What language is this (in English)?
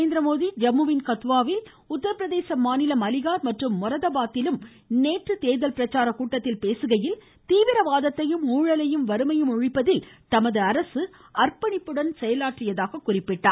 Tamil